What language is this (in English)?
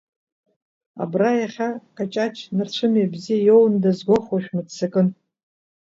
Abkhazian